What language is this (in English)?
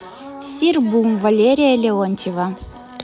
Russian